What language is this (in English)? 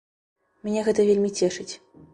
Belarusian